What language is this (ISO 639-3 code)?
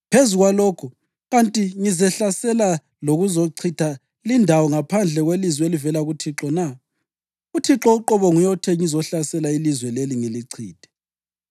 nde